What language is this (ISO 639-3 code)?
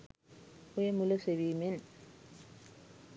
sin